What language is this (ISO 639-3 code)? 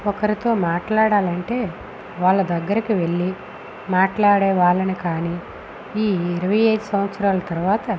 tel